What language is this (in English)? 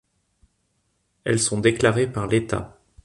French